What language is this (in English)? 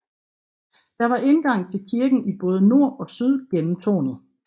Danish